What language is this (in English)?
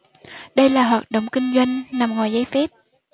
Vietnamese